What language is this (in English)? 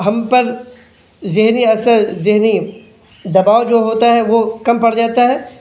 Urdu